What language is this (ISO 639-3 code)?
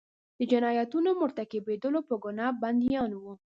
pus